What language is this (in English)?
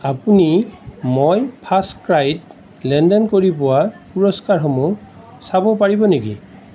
Assamese